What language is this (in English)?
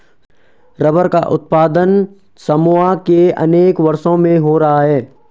Hindi